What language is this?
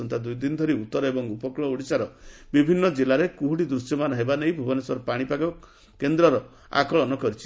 Odia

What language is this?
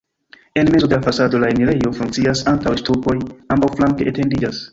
Esperanto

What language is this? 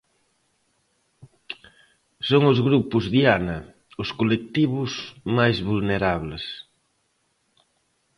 Galician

